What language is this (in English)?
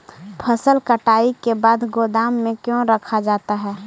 Magahi